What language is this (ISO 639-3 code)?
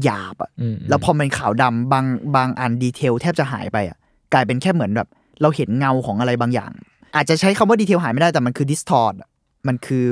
tha